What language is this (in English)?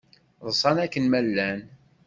Kabyle